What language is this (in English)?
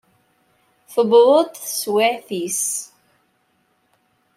Kabyle